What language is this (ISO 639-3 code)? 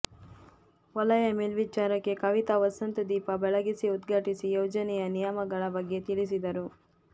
kan